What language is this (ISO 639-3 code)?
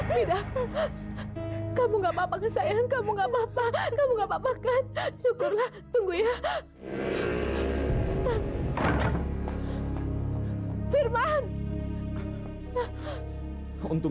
ind